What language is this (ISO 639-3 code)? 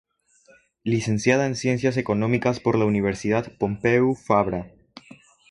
spa